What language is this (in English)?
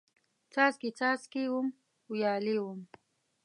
Pashto